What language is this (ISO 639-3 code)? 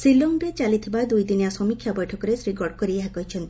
ori